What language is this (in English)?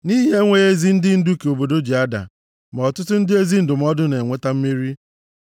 Igbo